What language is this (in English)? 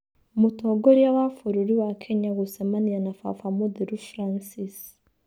Kikuyu